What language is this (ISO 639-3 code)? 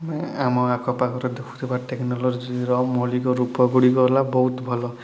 ori